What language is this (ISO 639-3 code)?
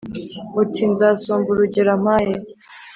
kin